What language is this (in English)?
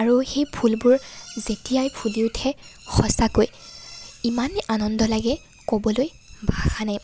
Assamese